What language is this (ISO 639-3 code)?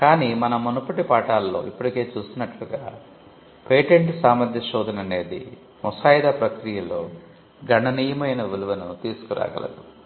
tel